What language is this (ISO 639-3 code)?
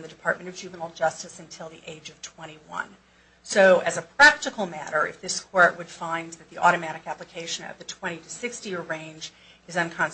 eng